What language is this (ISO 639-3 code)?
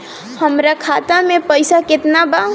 bho